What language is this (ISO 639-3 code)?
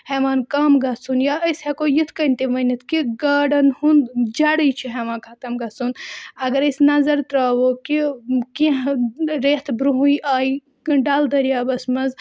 kas